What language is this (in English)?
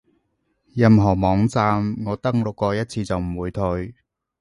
Cantonese